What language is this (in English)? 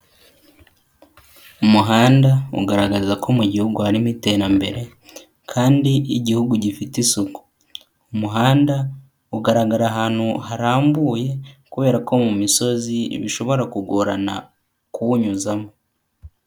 Kinyarwanda